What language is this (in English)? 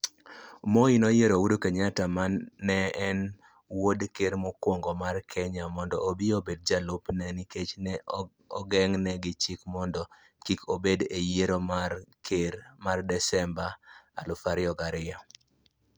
Luo (Kenya and Tanzania)